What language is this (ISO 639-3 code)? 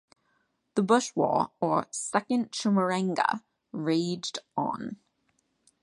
eng